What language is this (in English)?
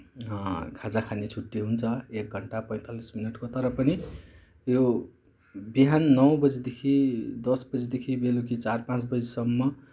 Nepali